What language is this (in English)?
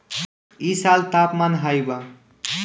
Bhojpuri